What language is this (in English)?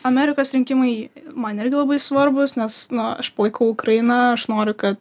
Lithuanian